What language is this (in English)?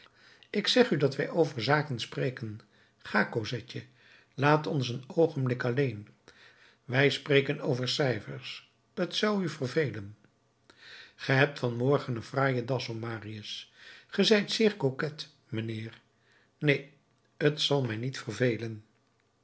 Dutch